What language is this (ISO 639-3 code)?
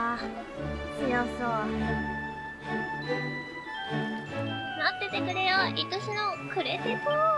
jpn